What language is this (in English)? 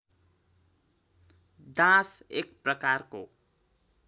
Nepali